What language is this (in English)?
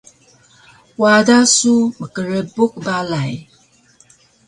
Taroko